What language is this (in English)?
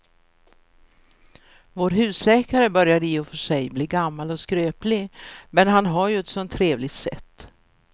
Swedish